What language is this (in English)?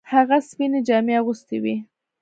Pashto